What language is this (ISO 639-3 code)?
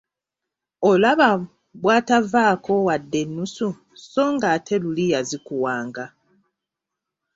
lug